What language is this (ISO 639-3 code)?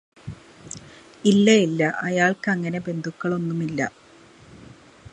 mal